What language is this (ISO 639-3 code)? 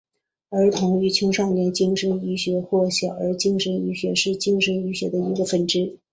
zho